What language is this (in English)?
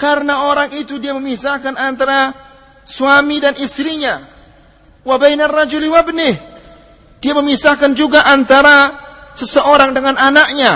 Malay